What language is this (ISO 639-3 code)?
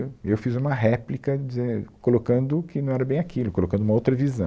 por